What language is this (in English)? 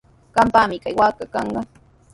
Sihuas Ancash Quechua